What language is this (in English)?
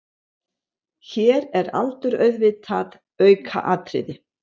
Icelandic